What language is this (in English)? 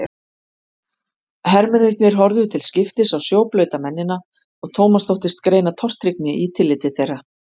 Icelandic